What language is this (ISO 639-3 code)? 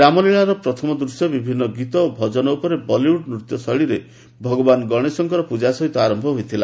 ori